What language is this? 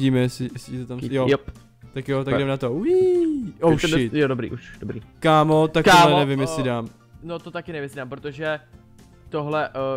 Czech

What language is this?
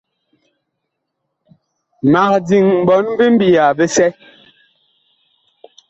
Bakoko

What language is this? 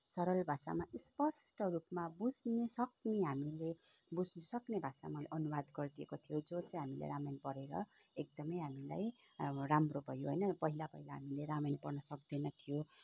Nepali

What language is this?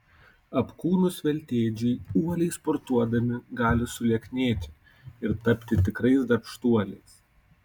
Lithuanian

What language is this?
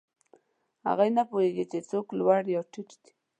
Pashto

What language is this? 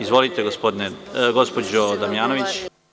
Serbian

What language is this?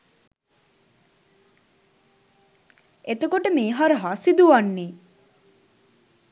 Sinhala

